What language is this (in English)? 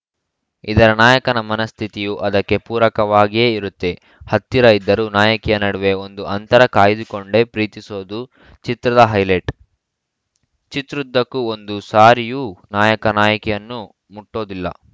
Kannada